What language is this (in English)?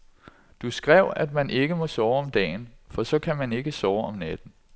Danish